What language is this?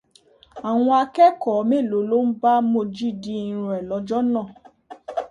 Yoruba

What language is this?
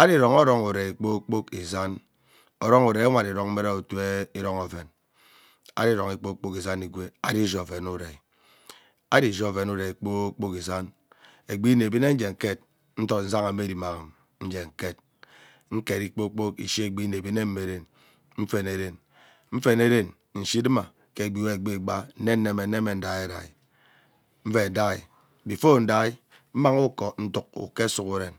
Ubaghara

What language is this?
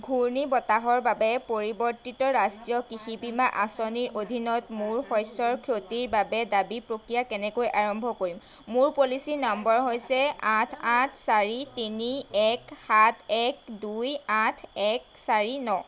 Assamese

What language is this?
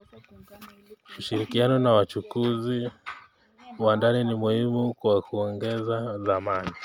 Kalenjin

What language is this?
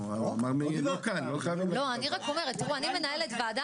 Hebrew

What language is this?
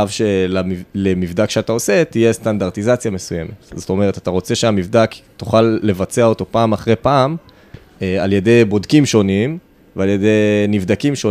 Hebrew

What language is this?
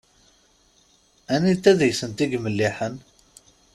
Kabyle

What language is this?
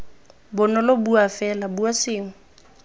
Tswana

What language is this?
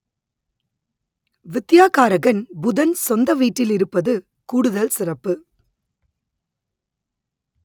Tamil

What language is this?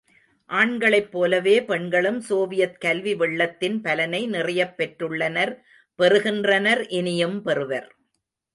Tamil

